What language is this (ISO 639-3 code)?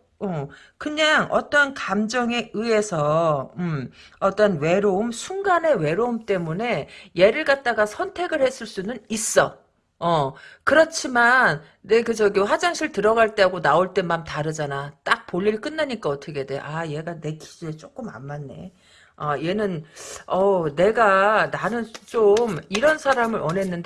kor